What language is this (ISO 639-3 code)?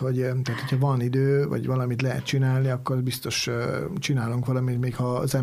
hun